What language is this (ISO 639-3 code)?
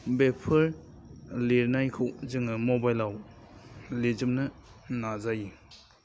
brx